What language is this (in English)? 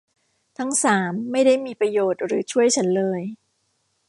Thai